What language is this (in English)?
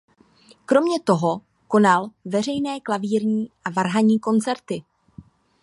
Czech